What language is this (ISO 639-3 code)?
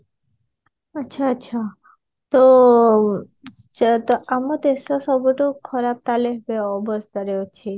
ori